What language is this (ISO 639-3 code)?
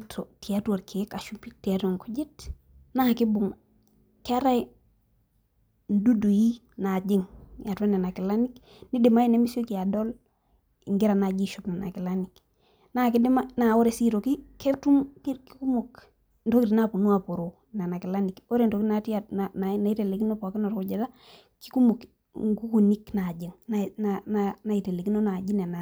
mas